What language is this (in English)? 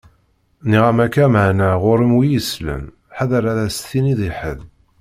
Kabyle